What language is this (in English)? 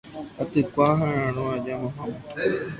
Guarani